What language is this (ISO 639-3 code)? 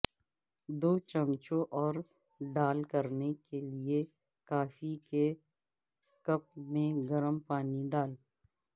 urd